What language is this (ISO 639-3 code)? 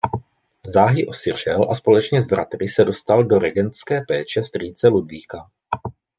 ces